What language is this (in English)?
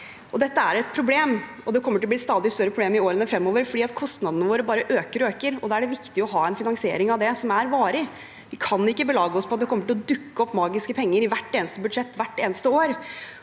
Norwegian